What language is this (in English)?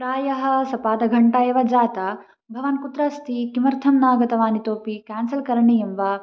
Sanskrit